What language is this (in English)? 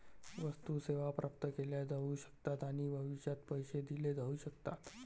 Marathi